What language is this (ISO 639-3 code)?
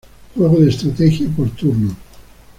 spa